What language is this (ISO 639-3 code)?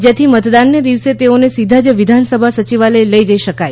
guj